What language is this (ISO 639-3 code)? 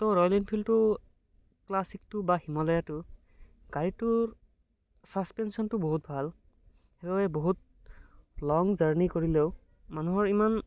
asm